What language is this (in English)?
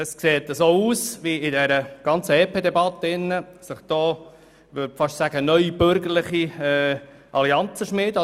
Swiss German